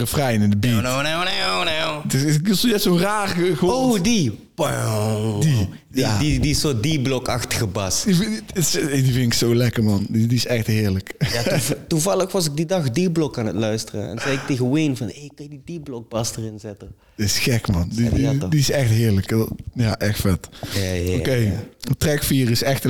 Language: Dutch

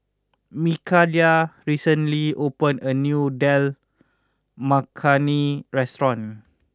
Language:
English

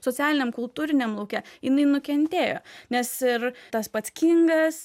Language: Lithuanian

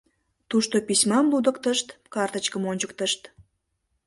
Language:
Mari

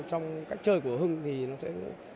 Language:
Vietnamese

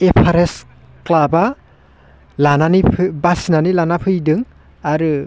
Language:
Bodo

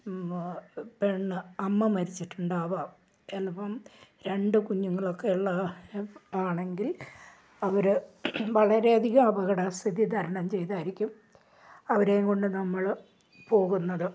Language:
Malayalam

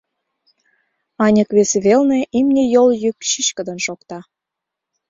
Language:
Mari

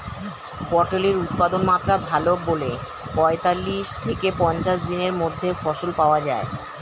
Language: Bangla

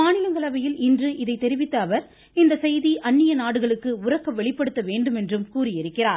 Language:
Tamil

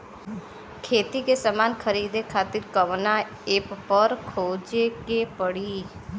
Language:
Bhojpuri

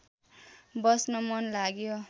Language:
Nepali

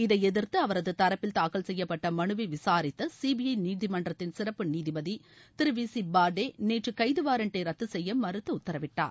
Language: Tamil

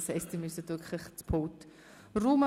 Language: Swiss German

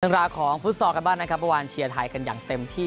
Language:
Thai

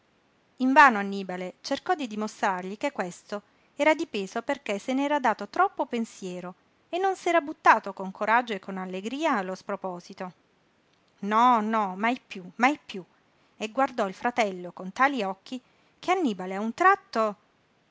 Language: Italian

